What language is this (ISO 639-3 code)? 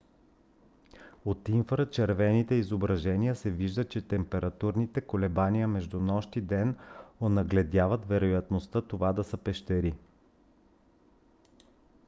bul